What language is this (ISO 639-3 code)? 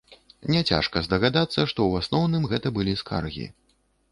bel